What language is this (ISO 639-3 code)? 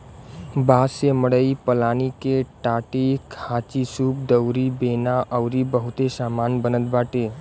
bho